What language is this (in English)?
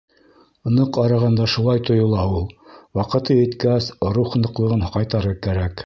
Bashkir